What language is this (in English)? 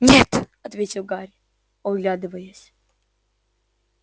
Russian